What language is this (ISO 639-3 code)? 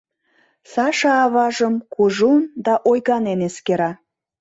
chm